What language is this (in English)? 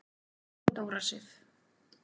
Icelandic